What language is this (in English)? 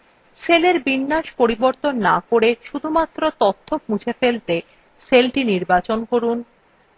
Bangla